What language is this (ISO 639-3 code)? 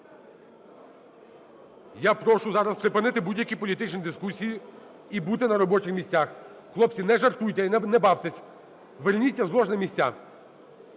ukr